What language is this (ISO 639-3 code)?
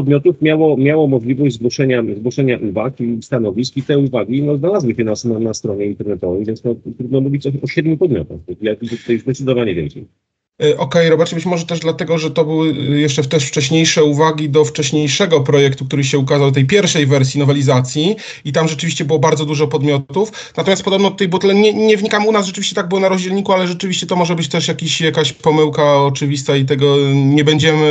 pol